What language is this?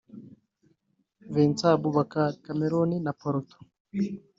Kinyarwanda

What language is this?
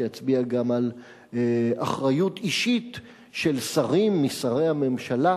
Hebrew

